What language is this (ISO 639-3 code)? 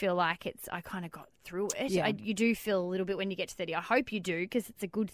eng